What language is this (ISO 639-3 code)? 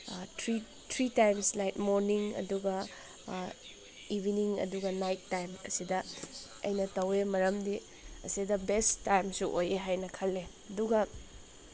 mni